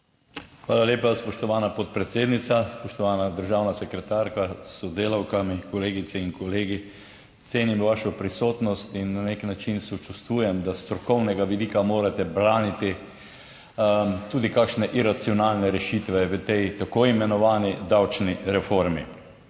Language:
Slovenian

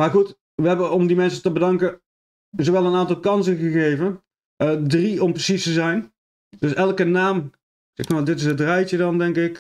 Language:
Dutch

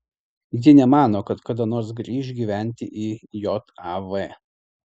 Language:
Lithuanian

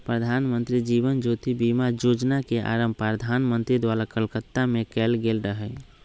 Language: Magahi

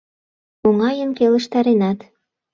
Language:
Mari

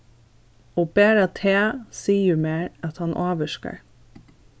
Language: Faroese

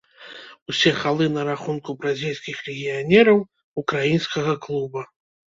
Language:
Belarusian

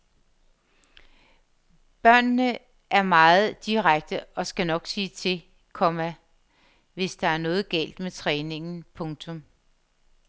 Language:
Danish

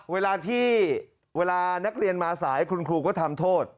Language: Thai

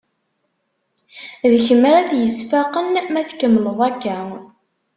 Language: Kabyle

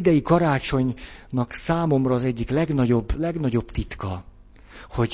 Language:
Hungarian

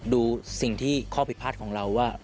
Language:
Thai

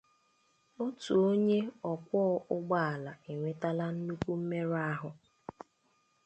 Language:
Igbo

